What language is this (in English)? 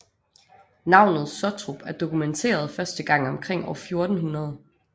Danish